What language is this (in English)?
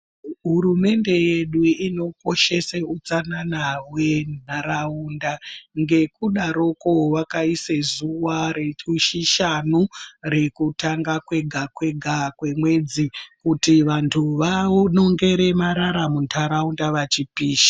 Ndau